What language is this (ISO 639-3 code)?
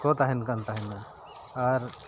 sat